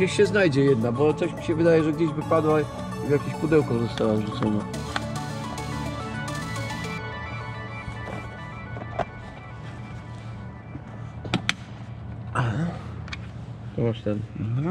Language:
Polish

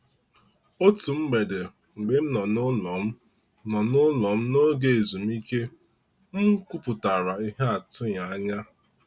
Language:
Igbo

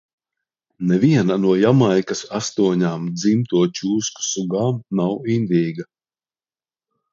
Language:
Latvian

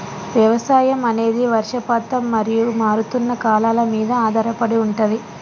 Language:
Telugu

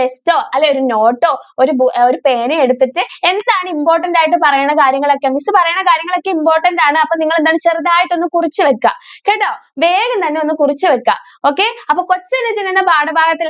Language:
Malayalam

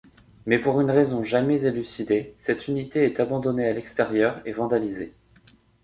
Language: French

